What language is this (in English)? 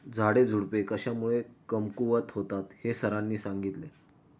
Marathi